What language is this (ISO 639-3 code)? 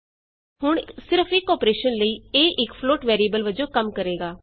pan